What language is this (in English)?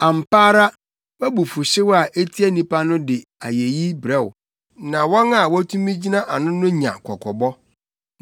Akan